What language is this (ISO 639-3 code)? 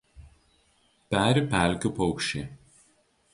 lit